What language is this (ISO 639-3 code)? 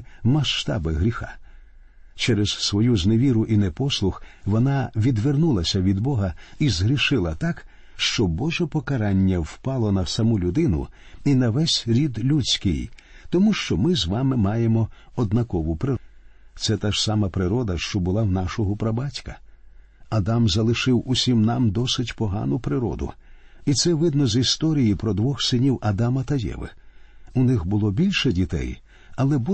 ukr